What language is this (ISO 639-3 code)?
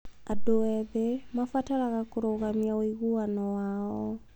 kik